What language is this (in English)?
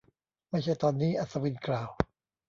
Thai